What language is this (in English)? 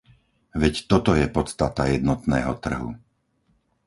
Slovak